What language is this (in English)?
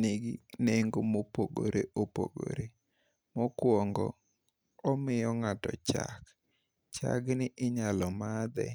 Luo (Kenya and Tanzania)